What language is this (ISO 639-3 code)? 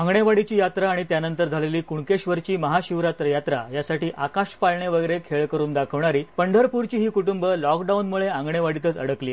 mar